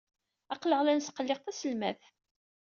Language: Kabyle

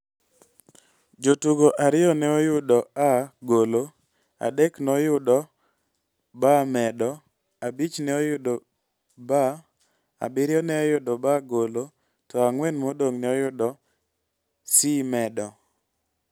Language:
Luo (Kenya and Tanzania)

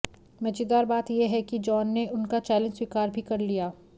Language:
Hindi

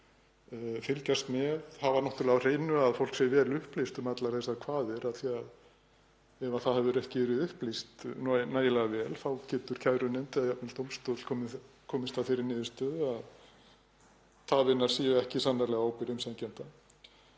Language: Icelandic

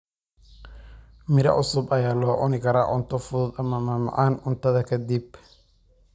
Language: Somali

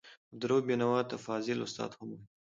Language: Pashto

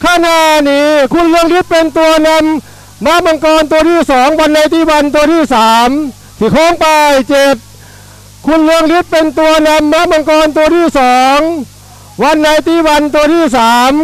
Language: Thai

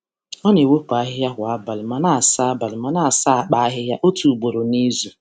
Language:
Igbo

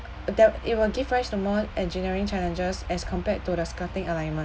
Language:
English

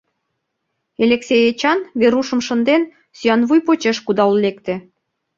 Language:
Mari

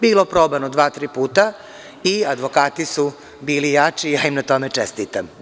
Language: Serbian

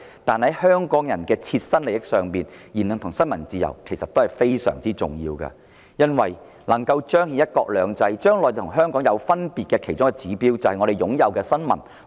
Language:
Cantonese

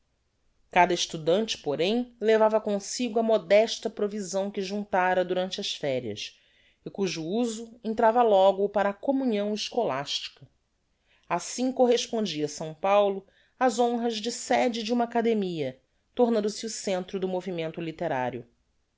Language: Portuguese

